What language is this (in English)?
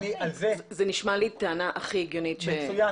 Hebrew